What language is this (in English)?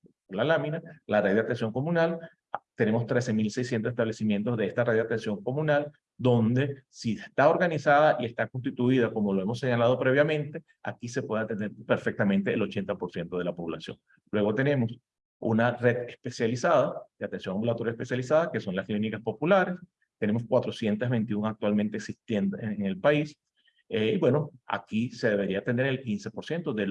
Spanish